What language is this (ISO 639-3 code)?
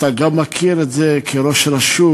heb